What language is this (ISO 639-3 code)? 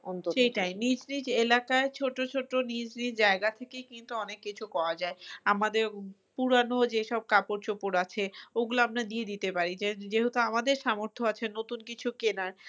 ben